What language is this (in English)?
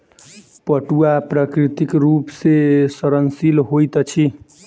Maithili